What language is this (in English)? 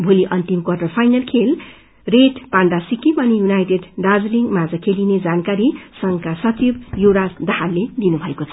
Nepali